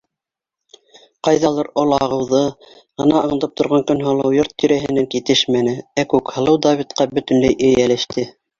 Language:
Bashkir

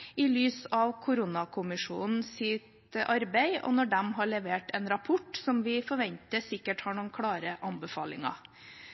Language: Norwegian Bokmål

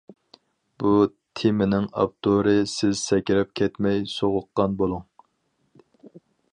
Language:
Uyghur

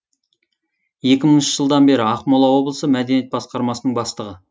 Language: Kazakh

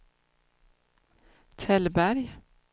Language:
Swedish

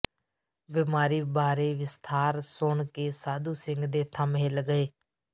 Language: Punjabi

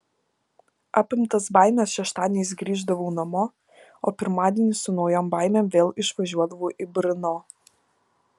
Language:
Lithuanian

